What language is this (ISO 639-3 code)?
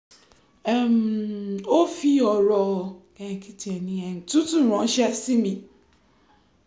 yor